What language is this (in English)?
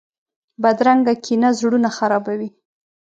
Pashto